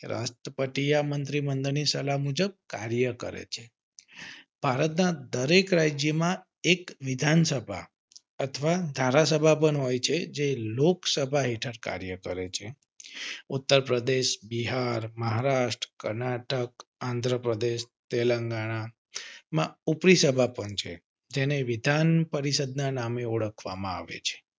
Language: Gujarati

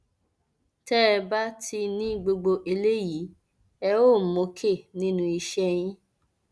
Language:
Yoruba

